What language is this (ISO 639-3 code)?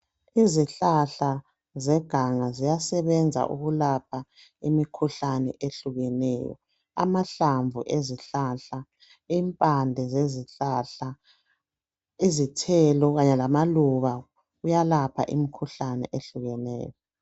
nde